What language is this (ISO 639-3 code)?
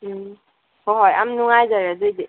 mni